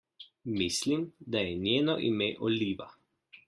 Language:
Slovenian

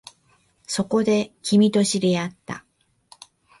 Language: Japanese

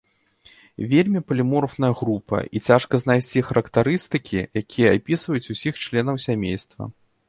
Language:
Belarusian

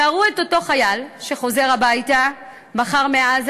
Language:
Hebrew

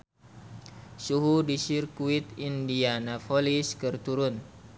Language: Sundanese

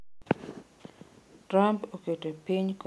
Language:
Luo (Kenya and Tanzania)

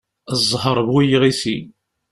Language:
Kabyle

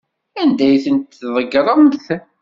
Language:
Kabyle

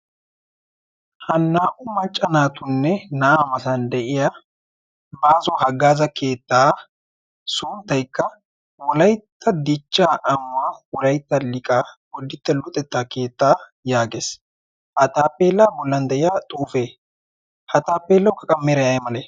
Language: Wolaytta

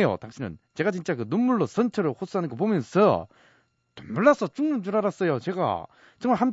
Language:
Korean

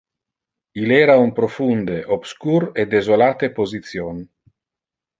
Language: Interlingua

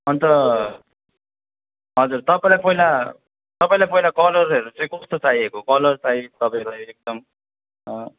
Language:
Nepali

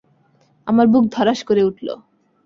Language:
Bangla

